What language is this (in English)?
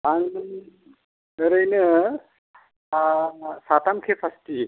Bodo